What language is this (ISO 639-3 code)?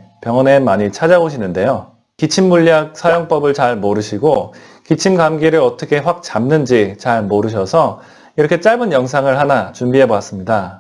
kor